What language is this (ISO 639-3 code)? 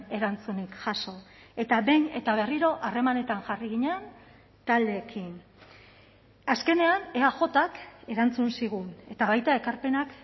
eus